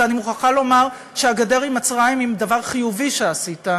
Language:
Hebrew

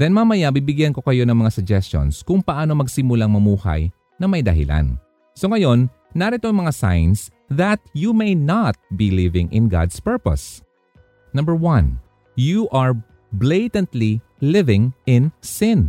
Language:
Filipino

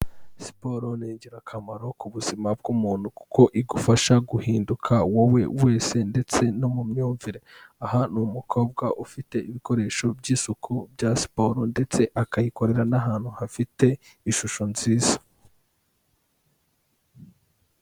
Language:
Kinyarwanda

